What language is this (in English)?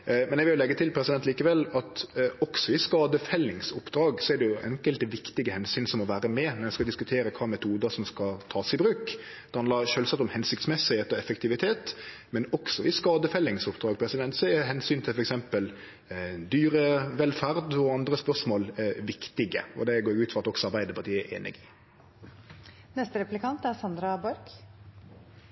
Norwegian